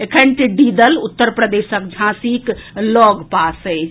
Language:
Maithili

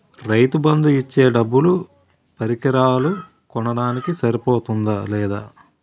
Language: Telugu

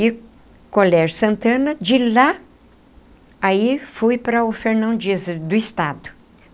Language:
Portuguese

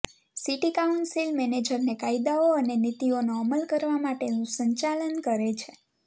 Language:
Gujarati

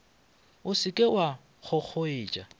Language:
Northern Sotho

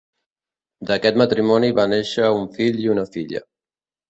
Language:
Catalan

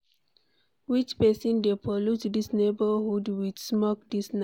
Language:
Nigerian Pidgin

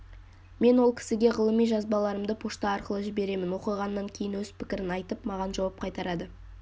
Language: Kazakh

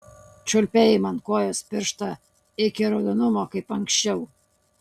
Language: Lithuanian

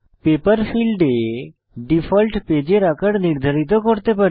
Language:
Bangla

